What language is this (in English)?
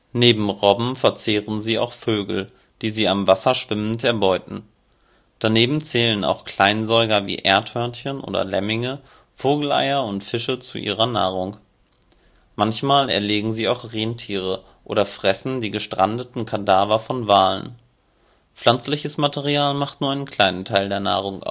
German